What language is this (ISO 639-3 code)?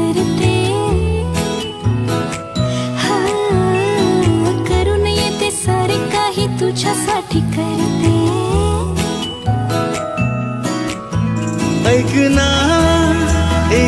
hin